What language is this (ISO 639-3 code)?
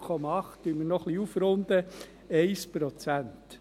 gsw